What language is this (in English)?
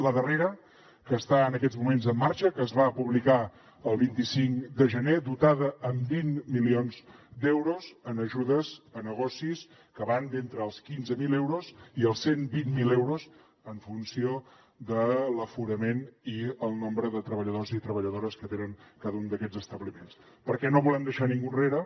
Catalan